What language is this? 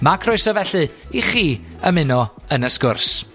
Welsh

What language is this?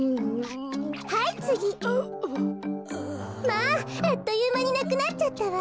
Japanese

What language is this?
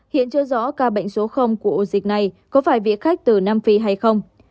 Vietnamese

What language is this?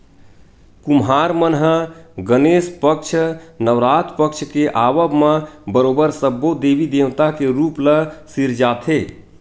Chhattisgarhi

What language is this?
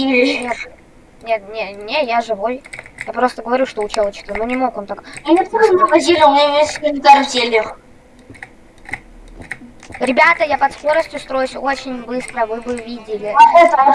Russian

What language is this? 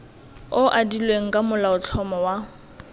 Tswana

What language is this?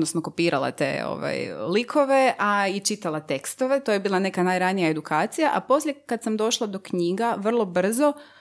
Croatian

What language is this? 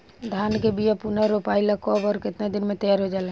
Bhojpuri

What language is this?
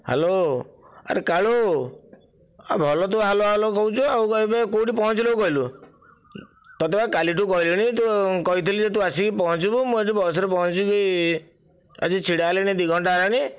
Odia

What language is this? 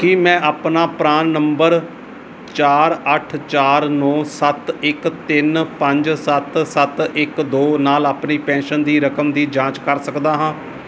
Punjabi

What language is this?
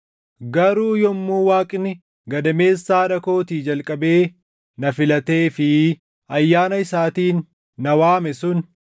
Oromo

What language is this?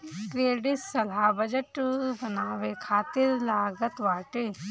Bhojpuri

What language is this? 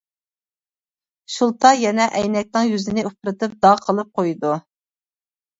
Uyghur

